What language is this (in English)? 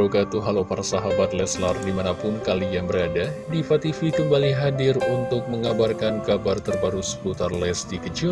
Indonesian